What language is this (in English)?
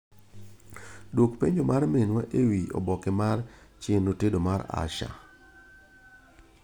Luo (Kenya and Tanzania)